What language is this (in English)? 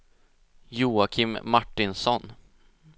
Swedish